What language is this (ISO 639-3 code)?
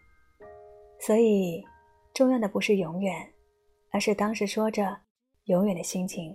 zho